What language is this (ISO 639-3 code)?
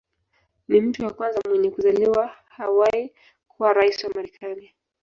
swa